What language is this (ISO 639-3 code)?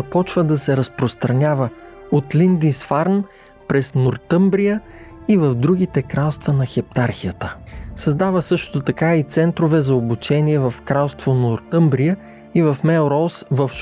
bul